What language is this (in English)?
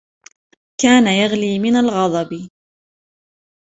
Arabic